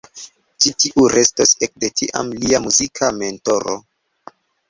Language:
Esperanto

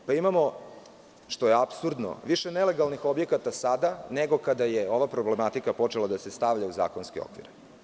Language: Serbian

